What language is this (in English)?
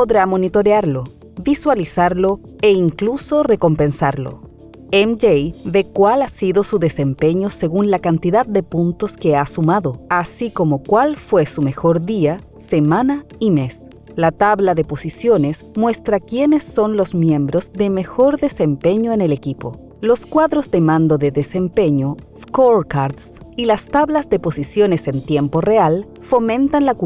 Spanish